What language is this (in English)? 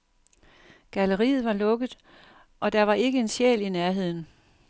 Danish